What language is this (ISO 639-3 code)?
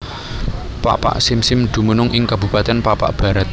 jav